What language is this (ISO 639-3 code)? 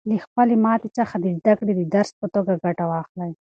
pus